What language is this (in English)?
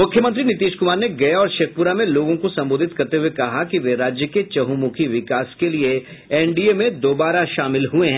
Hindi